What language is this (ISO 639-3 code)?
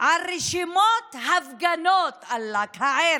heb